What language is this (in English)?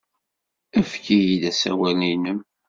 Kabyle